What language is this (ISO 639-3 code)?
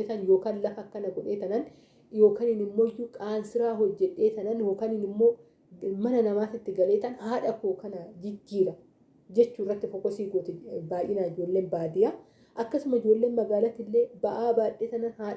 orm